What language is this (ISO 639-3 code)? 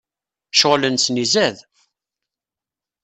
kab